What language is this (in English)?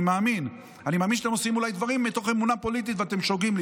Hebrew